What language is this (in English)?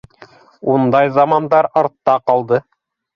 Bashkir